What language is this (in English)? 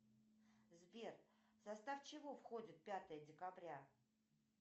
Russian